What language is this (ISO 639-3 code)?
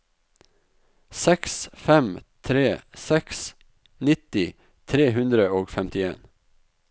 nor